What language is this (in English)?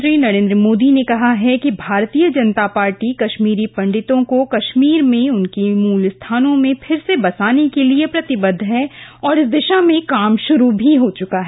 Hindi